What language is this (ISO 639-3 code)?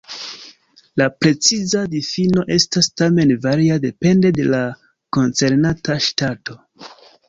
epo